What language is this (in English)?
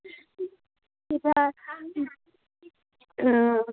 Assamese